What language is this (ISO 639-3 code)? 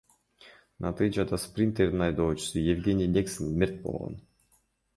kir